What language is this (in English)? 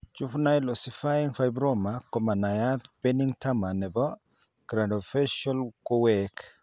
Kalenjin